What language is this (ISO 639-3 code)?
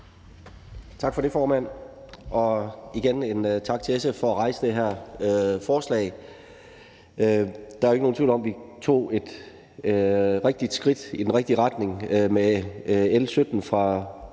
dan